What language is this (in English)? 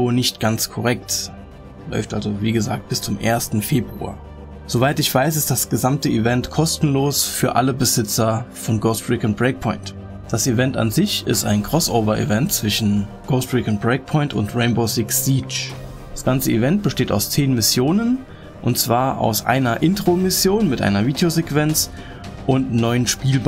German